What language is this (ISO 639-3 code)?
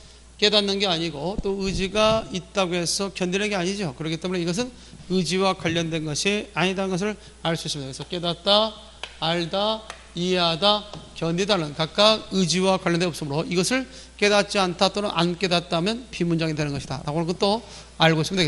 kor